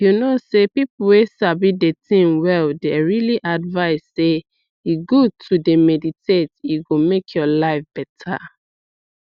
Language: Nigerian Pidgin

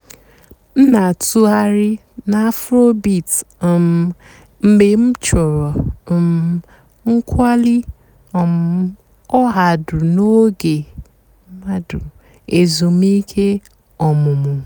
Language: Igbo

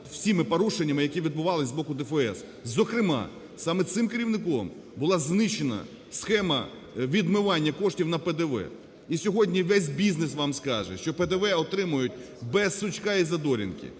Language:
Ukrainian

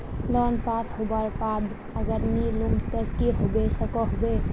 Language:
Magahi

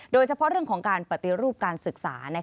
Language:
Thai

